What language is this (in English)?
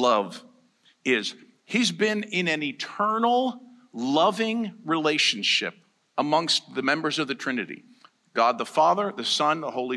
English